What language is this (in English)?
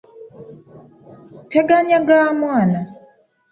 Ganda